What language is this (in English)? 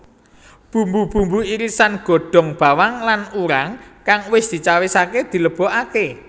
Javanese